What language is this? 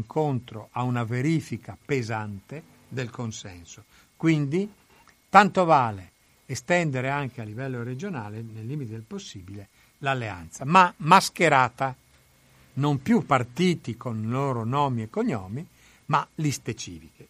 Italian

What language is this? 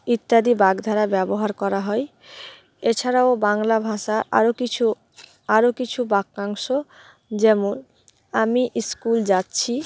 Bangla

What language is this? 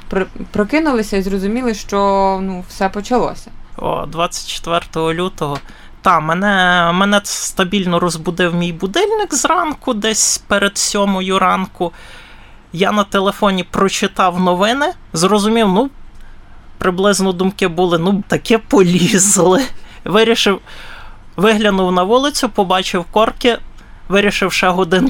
Ukrainian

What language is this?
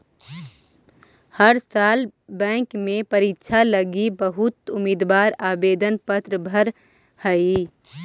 Magahi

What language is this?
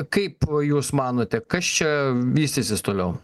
Lithuanian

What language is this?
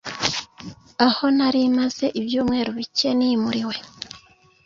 Kinyarwanda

